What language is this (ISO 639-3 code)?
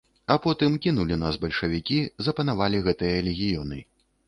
bel